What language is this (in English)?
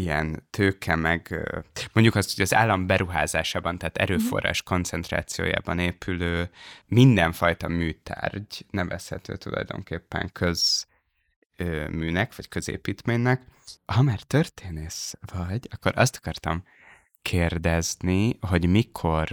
Hungarian